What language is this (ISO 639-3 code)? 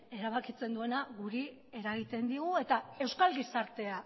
eus